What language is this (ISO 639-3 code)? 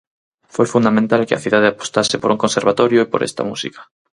glg